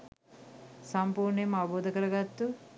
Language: Sinhala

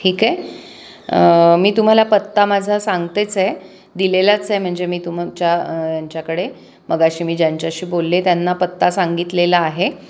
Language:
Marathi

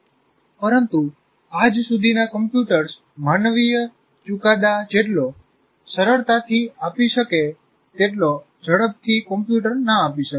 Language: Gujarati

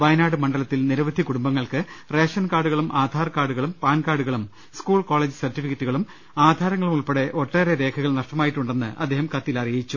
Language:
Malayalam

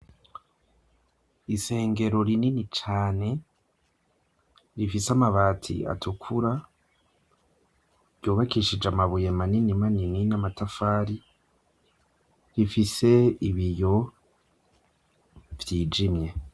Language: Rundi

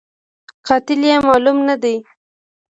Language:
Pashto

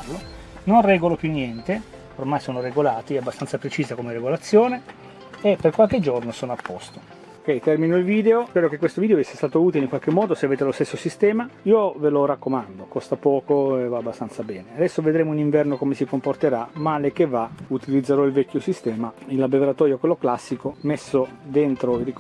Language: Italian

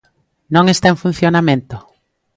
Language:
Galician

